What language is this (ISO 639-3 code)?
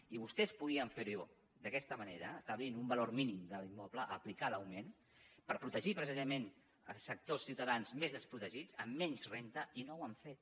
cat